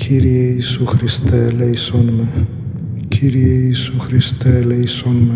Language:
Greek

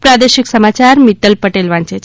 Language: Gujarati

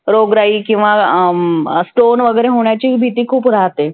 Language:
Marathi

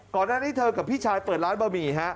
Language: Thai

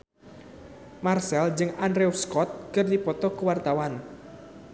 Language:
Sundanese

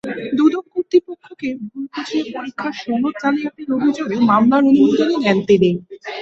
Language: Bangla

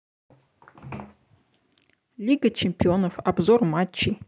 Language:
Russian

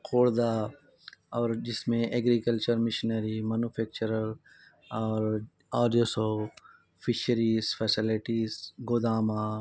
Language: Urdu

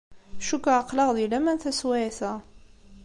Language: Kabyle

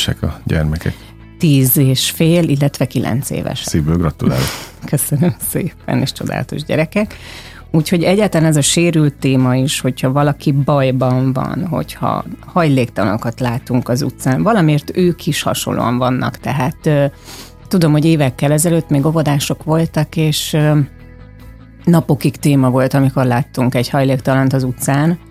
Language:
Hungarian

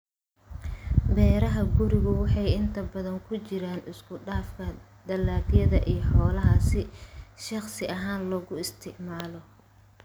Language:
Somali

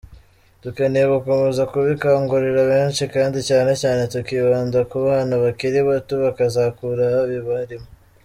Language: Kinyarwanda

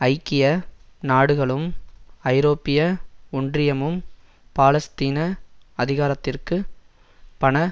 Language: Tamil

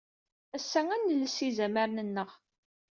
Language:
Kabyle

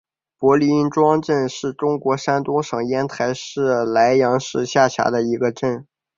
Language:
Chinese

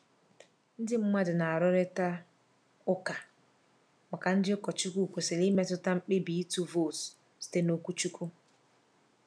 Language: Igbo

